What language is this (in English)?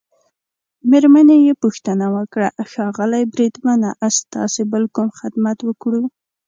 Pashto